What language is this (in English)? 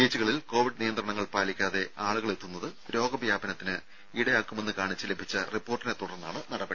Malayalam